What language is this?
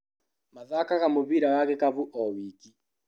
Kikuyu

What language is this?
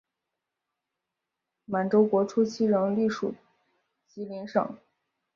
Chinese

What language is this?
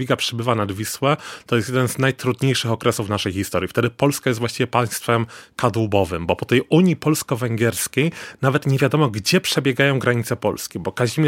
Polish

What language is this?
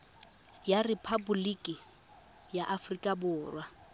Tswana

